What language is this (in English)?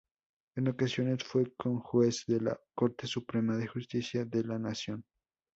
Spanish